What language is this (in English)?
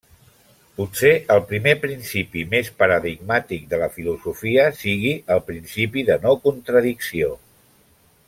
Catalan